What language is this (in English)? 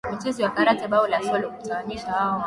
Swahili